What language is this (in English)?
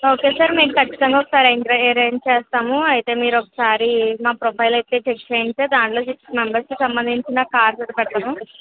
Telugu